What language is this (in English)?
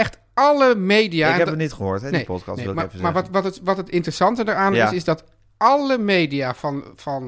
Dutch